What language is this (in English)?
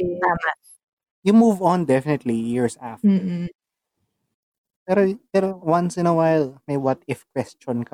Filipino